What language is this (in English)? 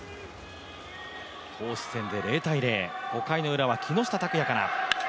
Japanese